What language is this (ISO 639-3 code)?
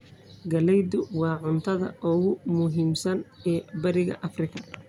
som